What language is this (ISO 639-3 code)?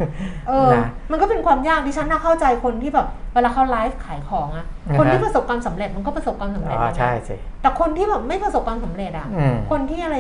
tha